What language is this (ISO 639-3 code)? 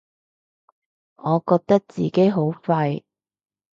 yue